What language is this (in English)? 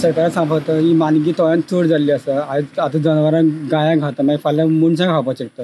Marathi